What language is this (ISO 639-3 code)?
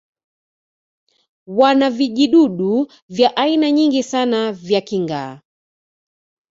swa